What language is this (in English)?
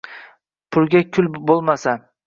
Uzbek